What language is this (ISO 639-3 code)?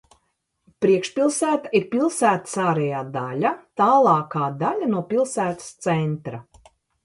lav